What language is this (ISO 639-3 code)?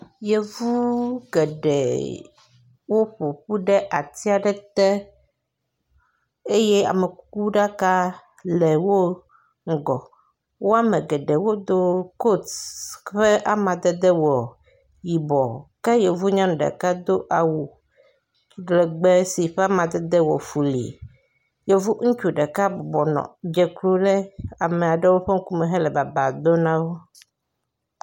ewe